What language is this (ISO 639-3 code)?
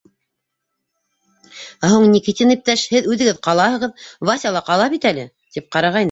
bak